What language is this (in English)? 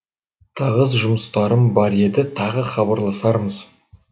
Kazakh